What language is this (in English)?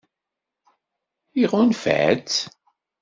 Kabyle